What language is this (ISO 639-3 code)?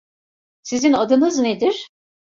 tur